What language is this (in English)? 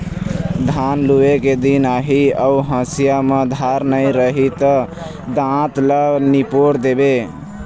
Chhattisgarhi